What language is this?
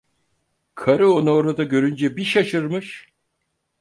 Turkish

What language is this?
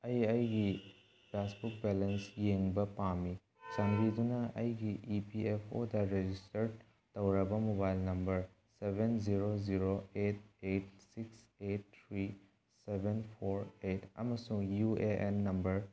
Manipuri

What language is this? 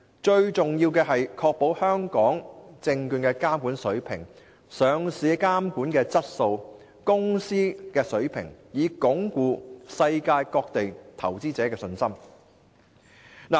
Cantonese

